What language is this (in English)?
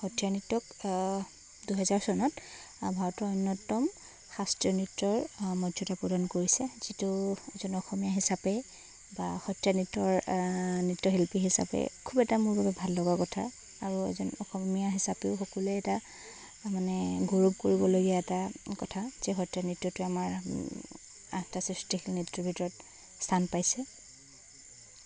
Assamese